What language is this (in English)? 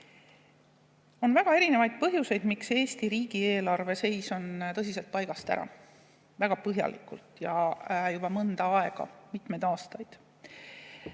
Estonian